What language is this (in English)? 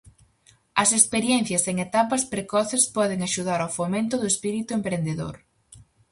Galician